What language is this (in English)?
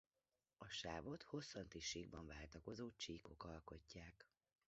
Hungarian